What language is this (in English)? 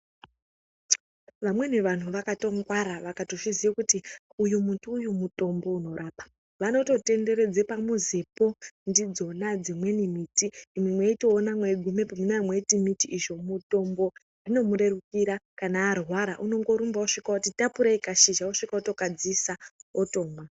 Ndau